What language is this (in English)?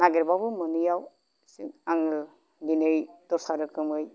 Bodo